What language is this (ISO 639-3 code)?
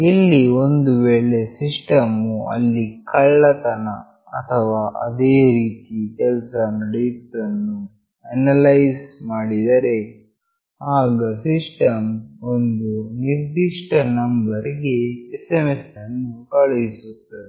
kan